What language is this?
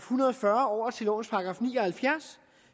Danish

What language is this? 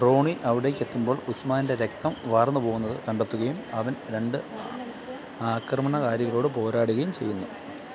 Malayalam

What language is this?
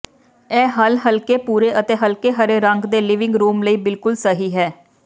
Punjabi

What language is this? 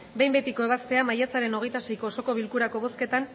Basque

